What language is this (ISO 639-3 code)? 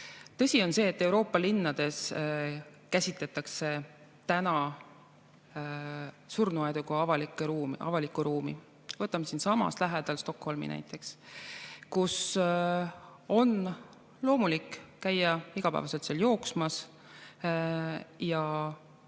est